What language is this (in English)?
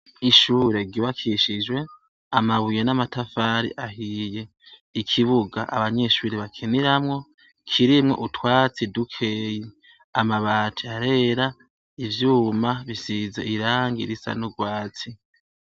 Rundi